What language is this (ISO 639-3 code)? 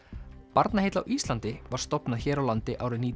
isl